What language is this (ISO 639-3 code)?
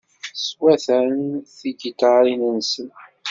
kab